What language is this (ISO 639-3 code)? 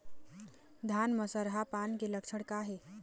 hne